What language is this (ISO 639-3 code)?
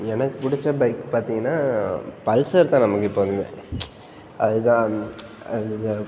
tam